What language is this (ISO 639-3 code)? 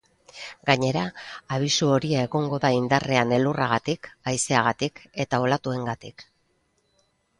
eus